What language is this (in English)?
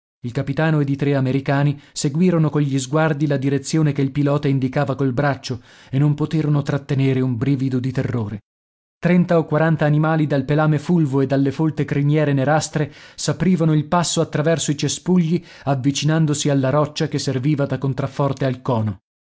Italian